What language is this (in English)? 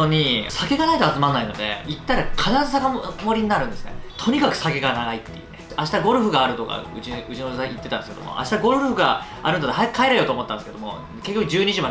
Japanese